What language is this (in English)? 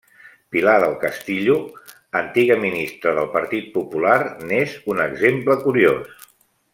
Catalan